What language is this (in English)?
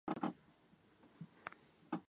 Chinese